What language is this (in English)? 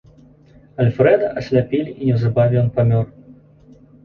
Belarusian